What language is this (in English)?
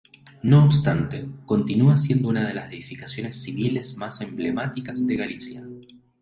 Spanish